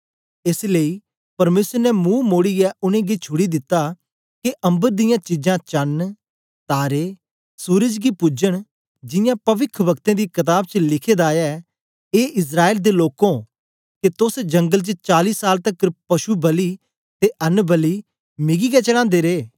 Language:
Dogri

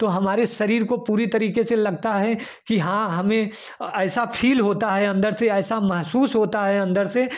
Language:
Hindi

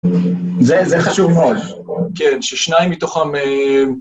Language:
Hebrew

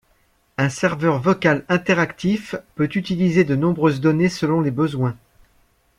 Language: French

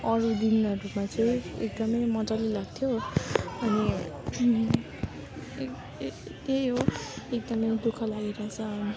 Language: Nepali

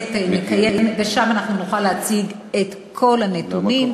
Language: Hebrew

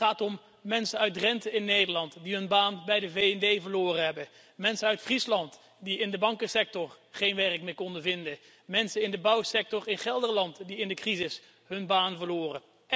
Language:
Dutch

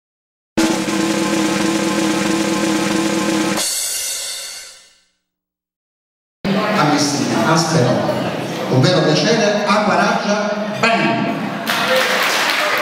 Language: Italian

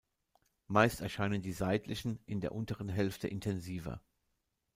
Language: German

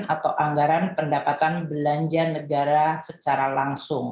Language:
Indonesian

